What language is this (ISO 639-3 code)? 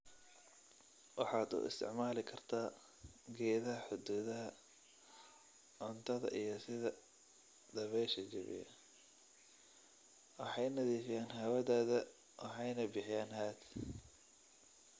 som